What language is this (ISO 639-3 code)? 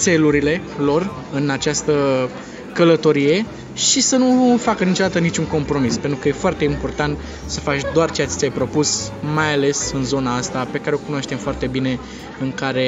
ron